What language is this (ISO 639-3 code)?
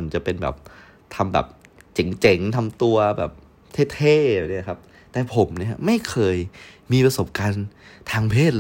tha